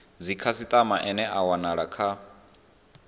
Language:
Venda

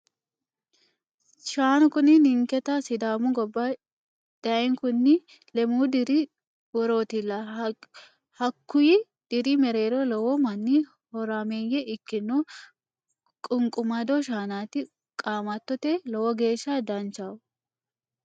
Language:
Sidamo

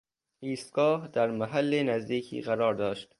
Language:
Persian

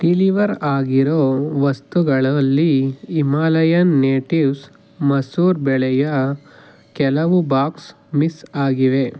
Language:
Kannada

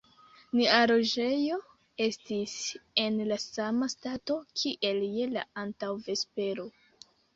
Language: Esperanto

